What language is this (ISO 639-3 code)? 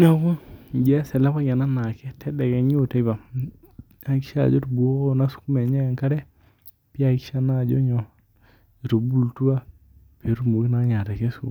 mas